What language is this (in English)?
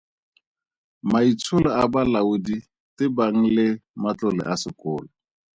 Tswana